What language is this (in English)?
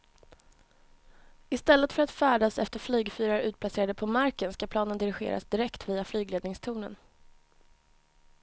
Swedish